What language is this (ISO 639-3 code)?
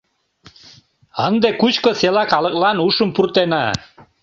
chm